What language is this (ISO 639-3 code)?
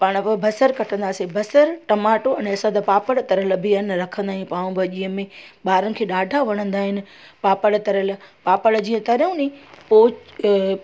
snd